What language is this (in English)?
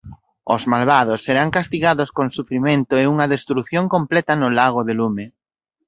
Galician